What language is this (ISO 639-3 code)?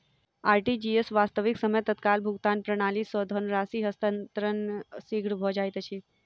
mai